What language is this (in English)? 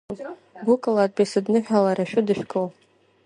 Abkhazian